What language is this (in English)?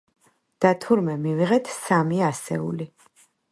Georgian